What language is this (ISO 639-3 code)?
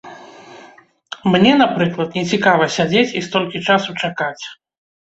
bel